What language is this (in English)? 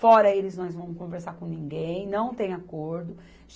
Portuguese